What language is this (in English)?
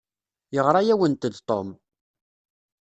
Kabyle